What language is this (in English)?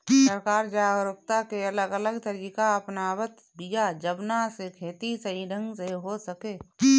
Bhojpuri